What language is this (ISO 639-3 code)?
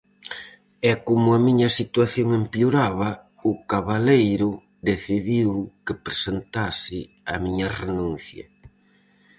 glg